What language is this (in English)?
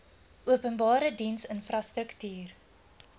Afrikaans